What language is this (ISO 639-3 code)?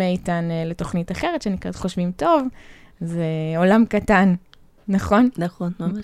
heb